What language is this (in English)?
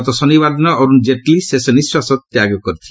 Odia